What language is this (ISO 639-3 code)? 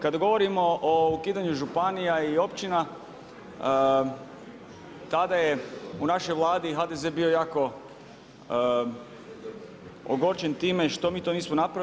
hrv